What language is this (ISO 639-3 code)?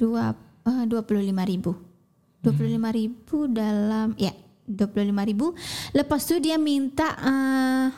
msa